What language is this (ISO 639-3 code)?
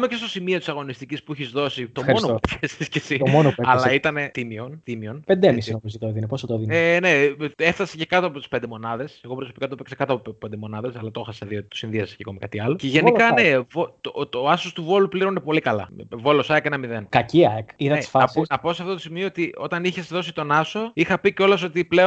ell